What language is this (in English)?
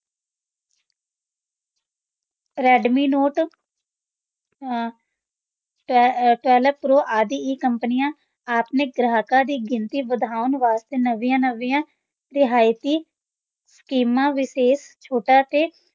Punjabi